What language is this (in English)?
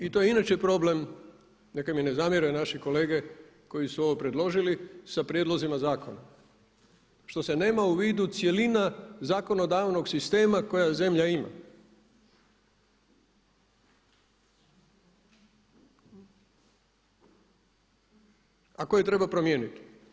Croatian